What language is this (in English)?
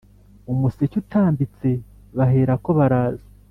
Kinyarwanda